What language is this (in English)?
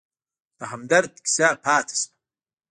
Pashto